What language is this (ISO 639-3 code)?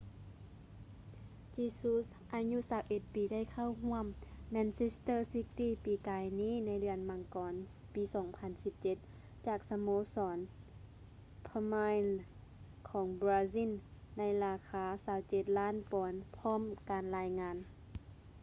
lao